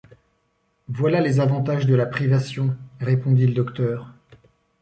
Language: French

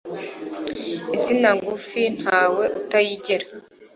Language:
Kinyarwanda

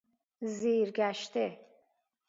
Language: Persian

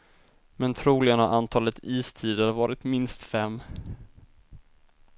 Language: Swedish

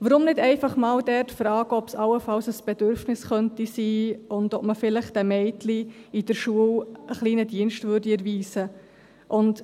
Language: Swiss German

